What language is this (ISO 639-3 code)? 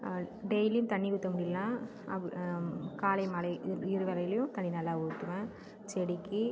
tam